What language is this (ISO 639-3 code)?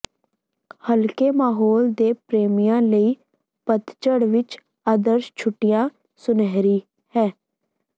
pan